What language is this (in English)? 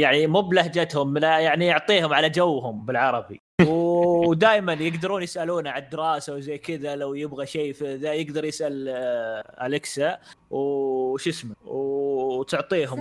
Arabic